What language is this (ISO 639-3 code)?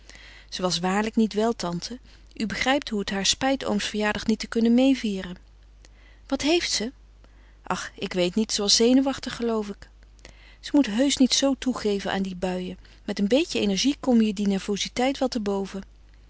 nld